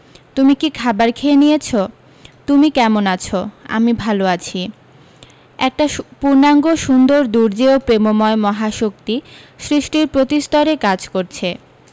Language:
Bangla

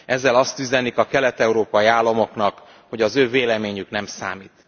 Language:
Hungarian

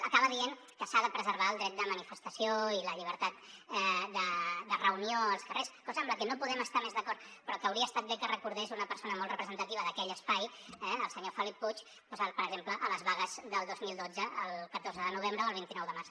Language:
Catalan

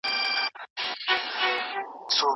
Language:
Pashto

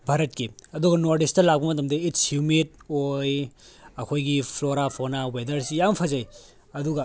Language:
Manipuri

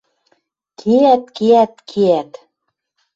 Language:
Western Mari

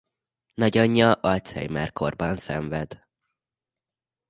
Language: Hungarian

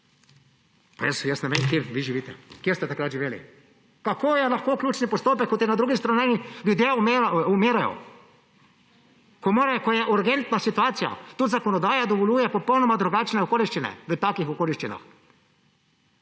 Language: Slovenian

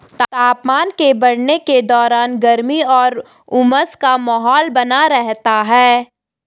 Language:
Hindi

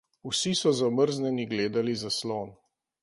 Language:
Slovenian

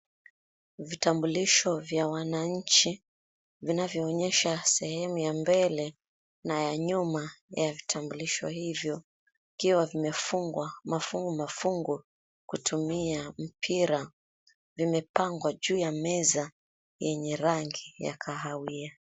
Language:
Swahili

